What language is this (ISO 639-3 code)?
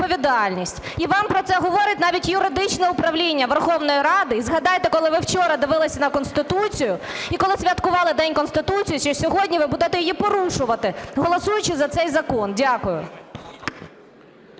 ukr